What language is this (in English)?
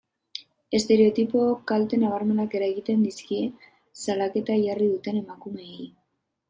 Basque